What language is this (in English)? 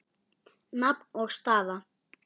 Icelandic